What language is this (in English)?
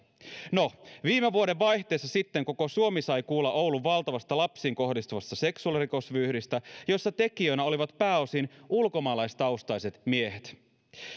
Finnish